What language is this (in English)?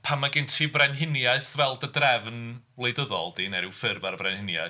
Welsh